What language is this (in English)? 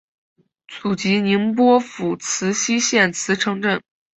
Chinese